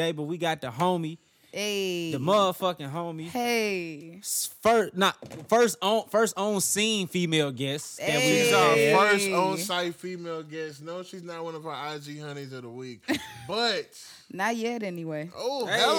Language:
English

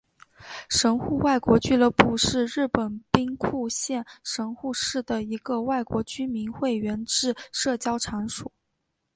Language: Chinese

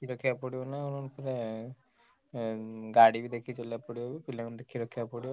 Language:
Odia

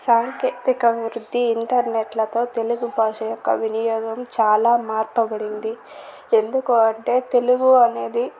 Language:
Telugu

